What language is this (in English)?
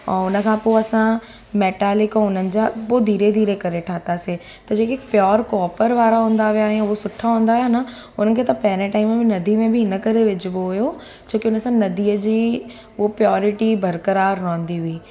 Sindhi